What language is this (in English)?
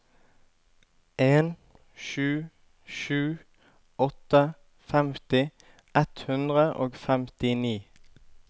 Norwegian